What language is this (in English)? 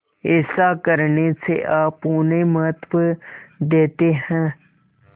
Hindi